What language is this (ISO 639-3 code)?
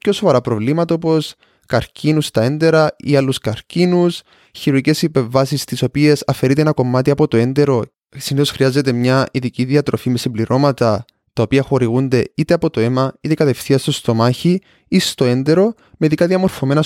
ell